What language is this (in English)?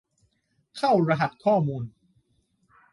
Thai